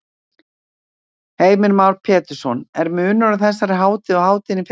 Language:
Icelandic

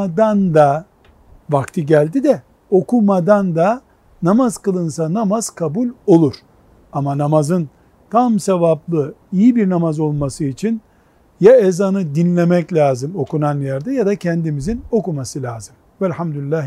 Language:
Turkish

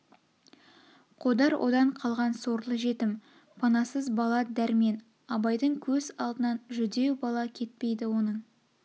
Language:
Kazakh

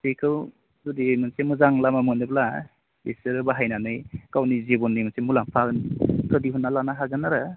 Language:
Bodo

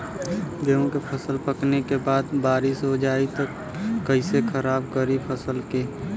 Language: Bhojpuri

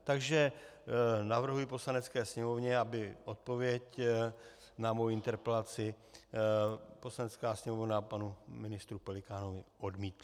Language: Czech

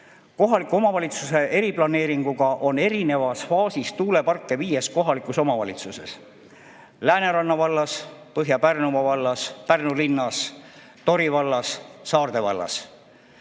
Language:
Estonian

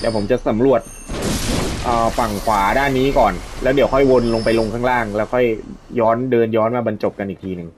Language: Thai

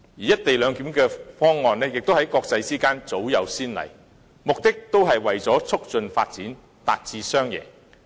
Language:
Cantonese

